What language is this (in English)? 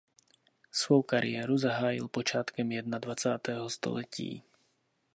Czech